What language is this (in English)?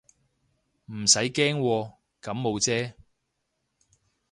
Cantonese